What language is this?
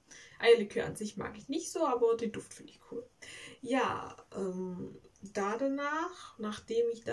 German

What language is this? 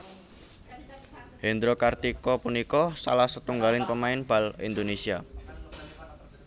Javanese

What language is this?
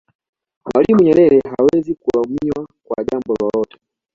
Swahili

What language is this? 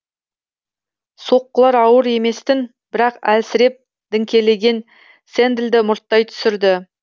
Kazakh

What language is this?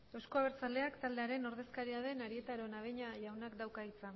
Basque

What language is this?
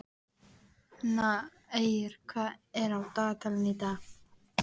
Icelandic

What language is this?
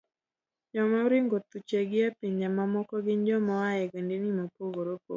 Luo (Kenya and Tanzania)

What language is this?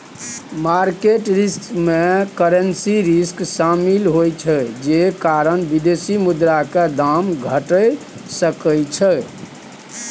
Maithili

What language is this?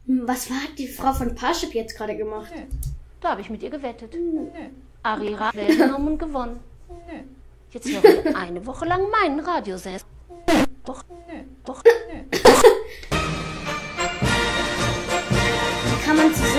German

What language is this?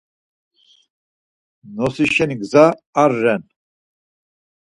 Laz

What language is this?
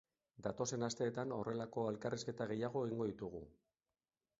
Basque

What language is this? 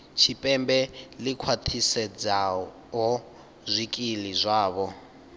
Venda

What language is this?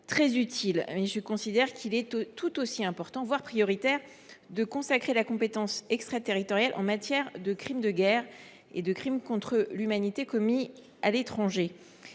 French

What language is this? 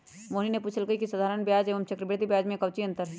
Magahi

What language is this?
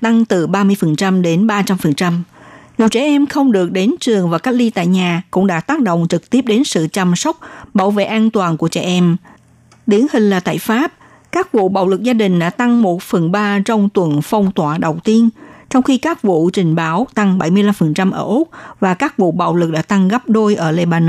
Vietnamese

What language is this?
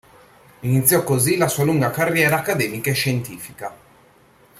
Italian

